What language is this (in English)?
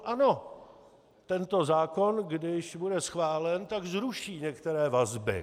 Czech